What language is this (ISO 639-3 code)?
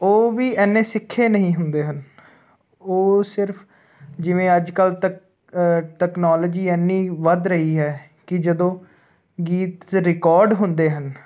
pan